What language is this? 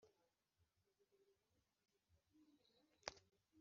Kinyarwanda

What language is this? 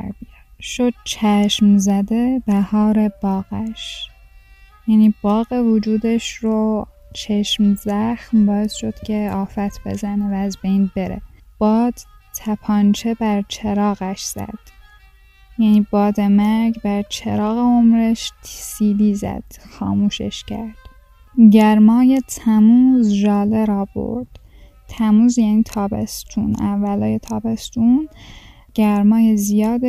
Persian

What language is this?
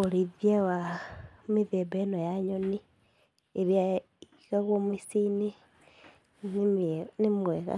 Kikuyu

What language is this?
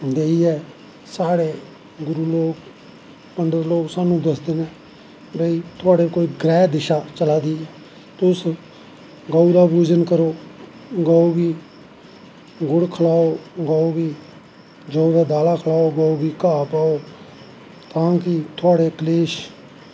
Dogri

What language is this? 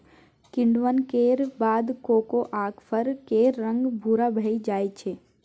Maithili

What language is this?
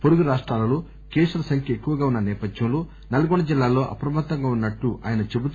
Telugu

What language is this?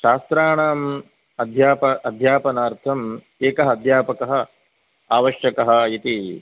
Sanskrit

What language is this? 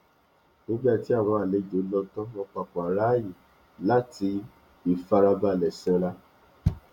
Yoruba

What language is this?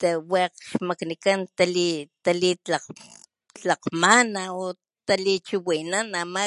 Papantla Totonac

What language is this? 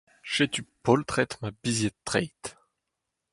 Breton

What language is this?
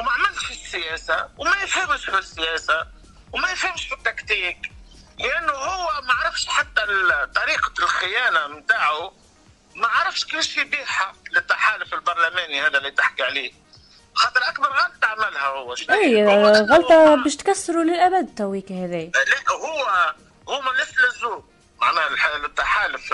Arabic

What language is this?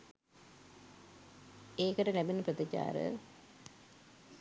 Sinhala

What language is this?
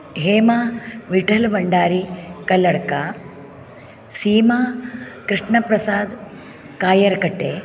Sanskrit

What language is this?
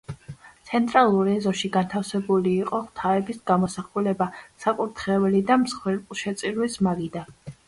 Georgian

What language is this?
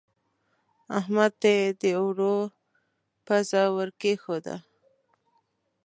Pashto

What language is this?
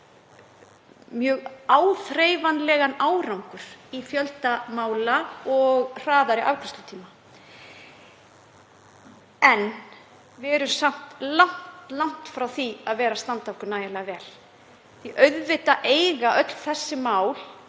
Icelandic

